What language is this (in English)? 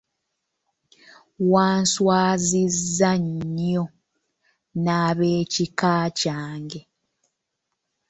Ganda